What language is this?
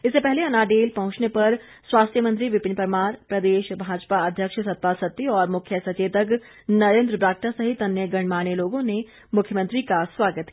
Hindi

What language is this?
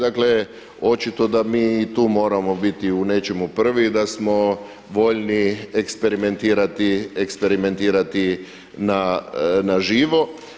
Croatian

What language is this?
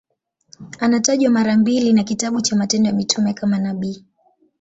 Swahili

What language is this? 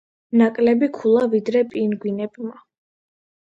Georgian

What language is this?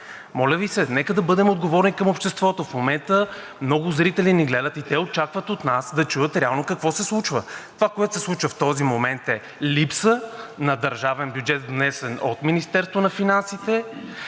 Bulgarian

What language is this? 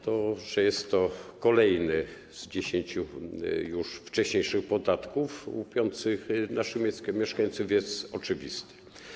Polish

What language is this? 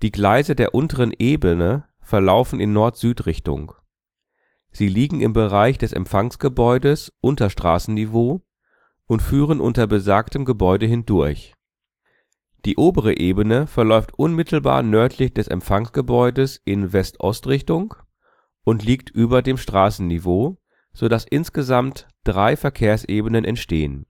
German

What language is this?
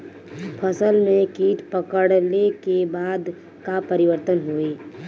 Bhojpuri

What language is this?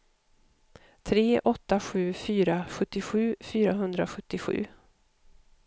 Swedish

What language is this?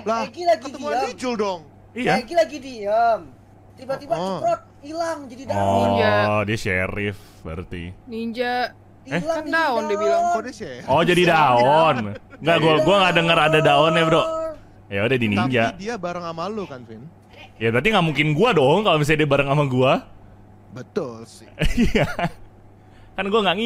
Indonesian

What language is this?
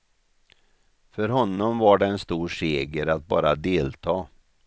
Swedish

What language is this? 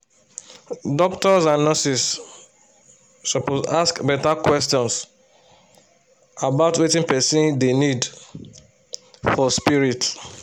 Nigerian Pidgin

